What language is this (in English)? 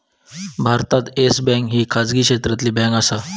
Marathi